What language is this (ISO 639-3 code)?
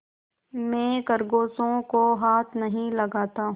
hin